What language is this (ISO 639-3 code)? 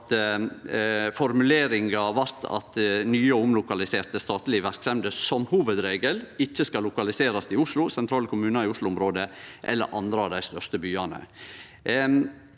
nor